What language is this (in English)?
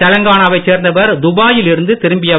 Tamil